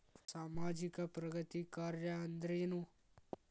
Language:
Kannada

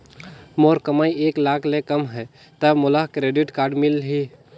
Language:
Chhattisgarhi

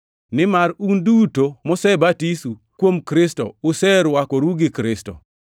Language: Luo (Kenya and Tanzania)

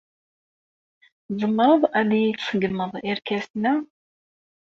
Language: Kabyle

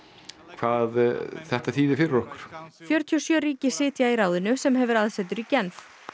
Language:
Icelandic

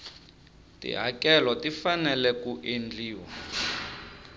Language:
Tsonga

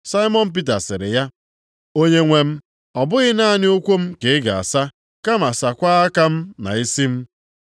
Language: Igbo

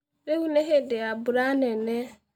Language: Kikuyu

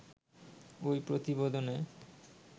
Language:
Bangla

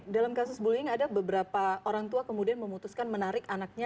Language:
Indonesian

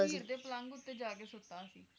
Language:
Punjabi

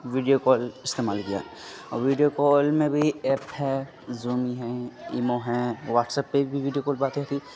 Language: Urdu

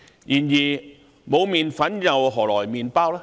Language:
Cantonese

